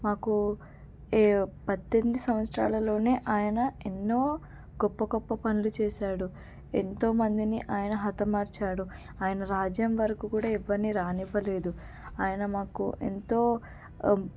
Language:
Telugu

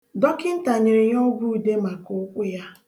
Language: Igbo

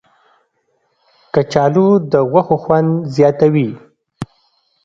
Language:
Pashto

